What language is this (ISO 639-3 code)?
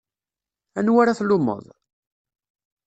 kab